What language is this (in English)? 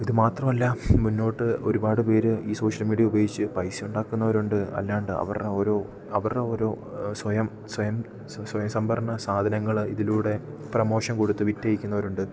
Malayalam